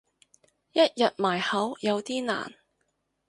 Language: Cantonese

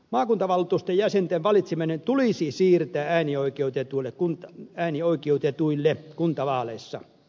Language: Finnish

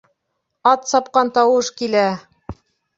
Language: Bashkir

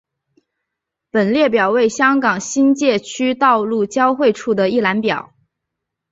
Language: Chinese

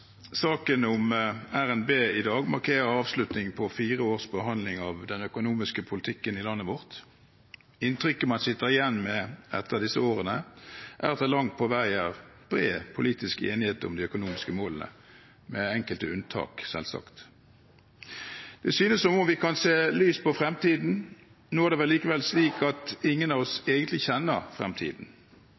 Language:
Norwegian Bokmål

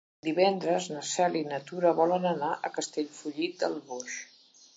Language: Catalan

